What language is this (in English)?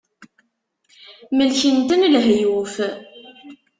Kabyle